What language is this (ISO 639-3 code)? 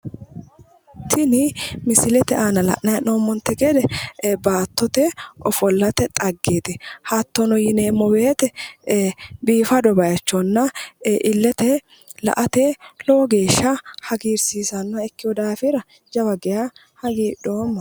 sid